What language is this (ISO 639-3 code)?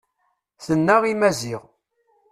kab